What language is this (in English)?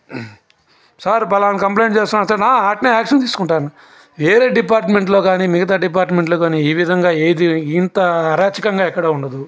Telugu